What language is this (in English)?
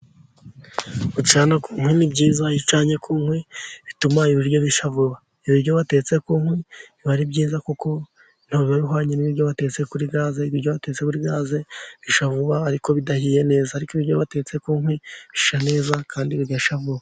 Kinyarwanda